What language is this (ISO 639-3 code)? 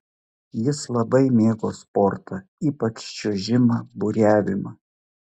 lit